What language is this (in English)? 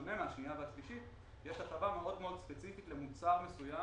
Hebrew